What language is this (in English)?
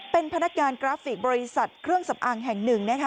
Thai